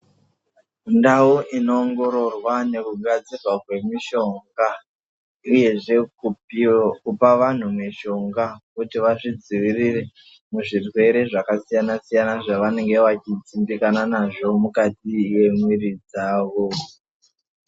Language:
Ndau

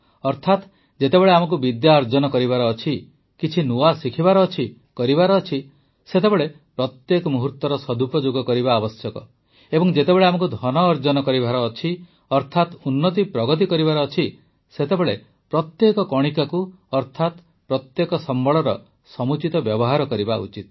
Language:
Odia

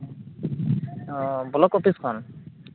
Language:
Santali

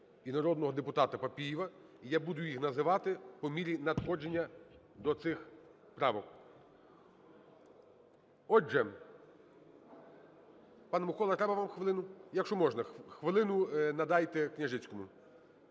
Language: Ukrainian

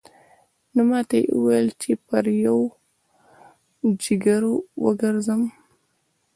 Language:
Pashto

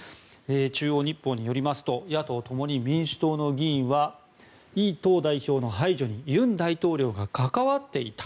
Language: Japanese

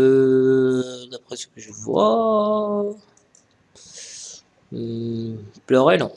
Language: French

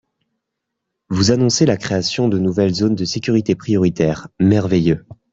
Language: French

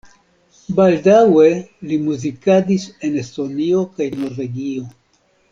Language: Esperanto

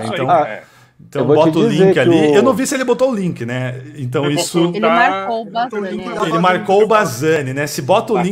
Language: Portuguese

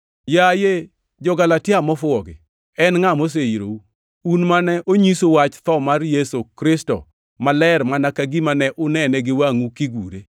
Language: Luo (Kenya and Tanzania)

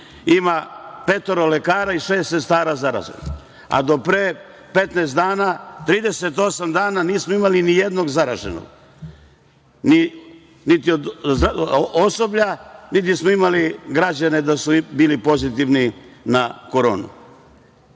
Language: Serbian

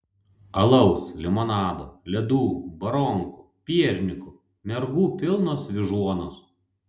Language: Lithuanian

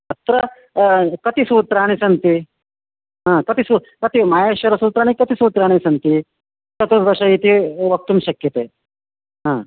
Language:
Sanskrit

